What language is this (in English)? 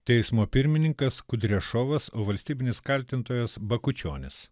Lithuanian